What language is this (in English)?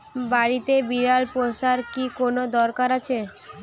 Bangla